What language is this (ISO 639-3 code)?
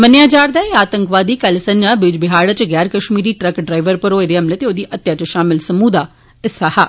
doi